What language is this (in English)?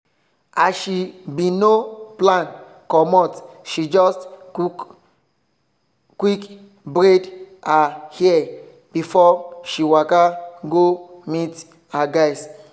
Nigerian Pidgin